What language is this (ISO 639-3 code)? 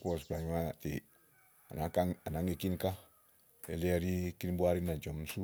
ahl